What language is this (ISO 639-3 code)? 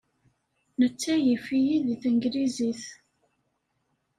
kab